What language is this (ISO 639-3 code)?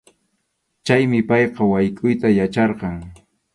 qxu